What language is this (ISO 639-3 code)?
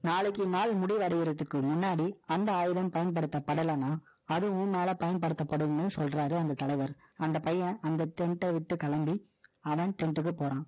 tam